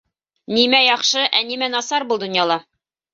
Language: Bashkir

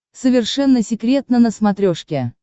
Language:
Russian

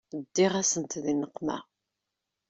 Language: Kabyle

